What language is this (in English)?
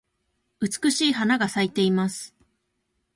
Japanese